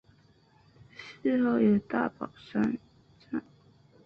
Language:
Chinese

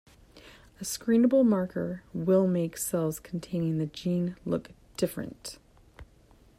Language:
English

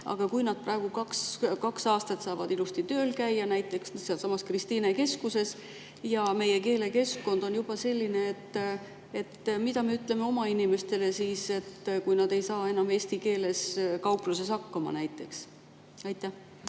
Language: Estonian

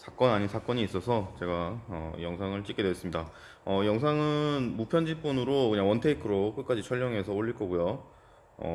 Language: Korean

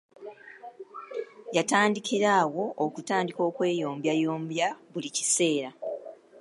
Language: Ganda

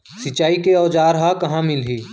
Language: Chhattisgarhi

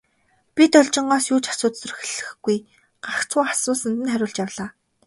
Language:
Mongolian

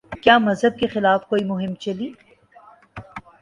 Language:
Urdu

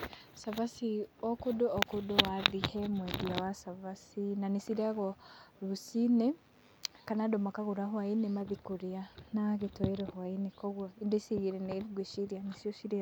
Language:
Kikuyu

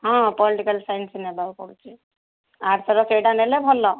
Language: Odia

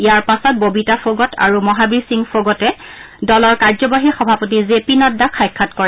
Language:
Assamese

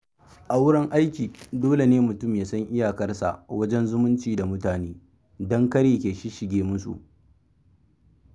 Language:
Hausa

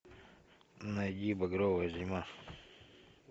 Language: Russian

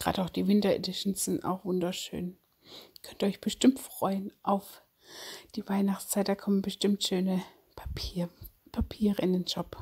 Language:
German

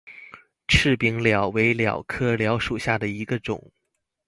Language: Chinese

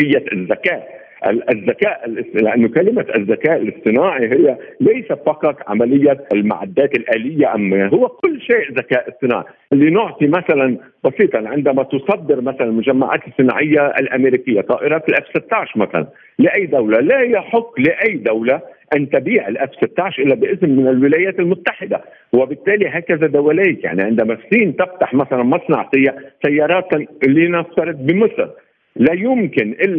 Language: Arabic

